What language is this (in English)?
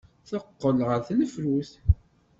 Kabyle